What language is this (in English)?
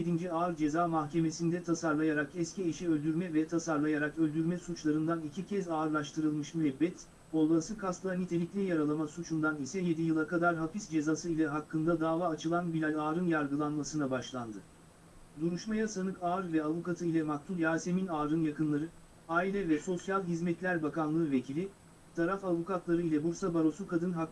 Turkish